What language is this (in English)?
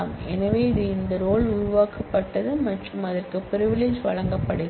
Tamil